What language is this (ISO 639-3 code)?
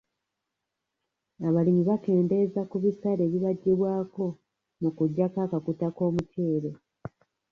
lug